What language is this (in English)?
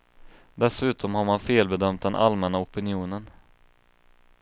Swedish